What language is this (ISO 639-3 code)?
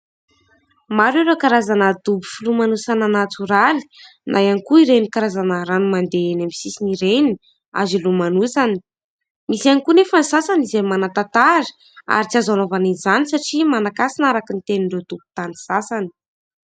mlg